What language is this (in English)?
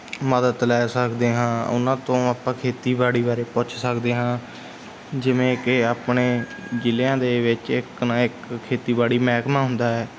Punjabi